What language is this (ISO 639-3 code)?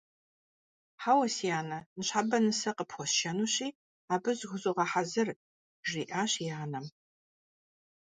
kbd